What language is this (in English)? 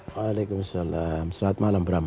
Indonesian